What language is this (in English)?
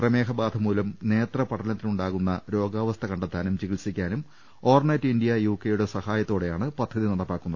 Malayalam